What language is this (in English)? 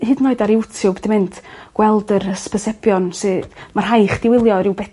Welsh